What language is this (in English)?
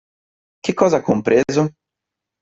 Italian